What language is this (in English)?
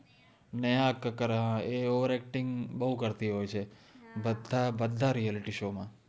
Gujarati